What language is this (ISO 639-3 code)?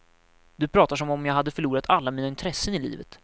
swe